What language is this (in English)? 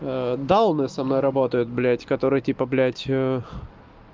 Russian